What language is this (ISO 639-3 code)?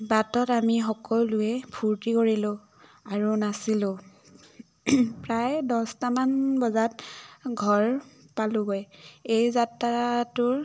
asm